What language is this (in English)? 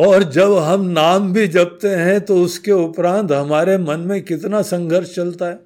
Hindi